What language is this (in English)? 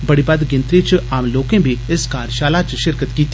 Dogri